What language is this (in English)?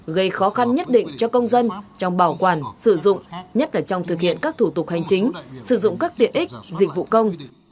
Vietnamese